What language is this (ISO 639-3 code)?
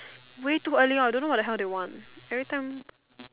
eng